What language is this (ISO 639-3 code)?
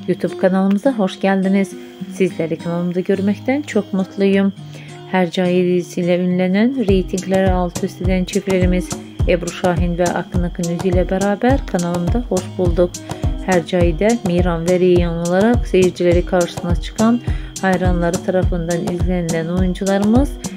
tur